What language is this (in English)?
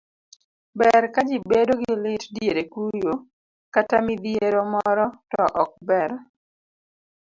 Luo (Kenya and Tanzania)